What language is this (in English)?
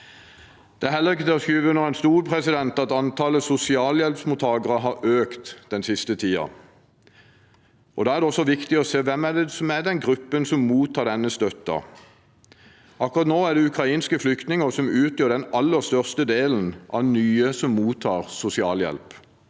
Norwegian